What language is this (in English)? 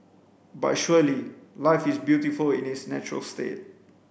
English